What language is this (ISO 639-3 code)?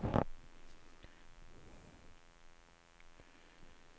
swe